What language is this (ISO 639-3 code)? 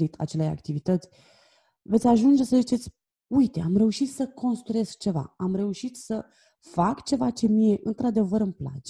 ron